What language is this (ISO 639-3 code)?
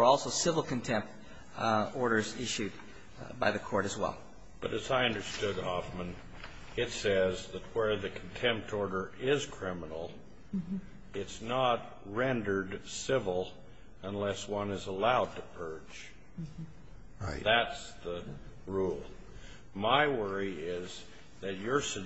eng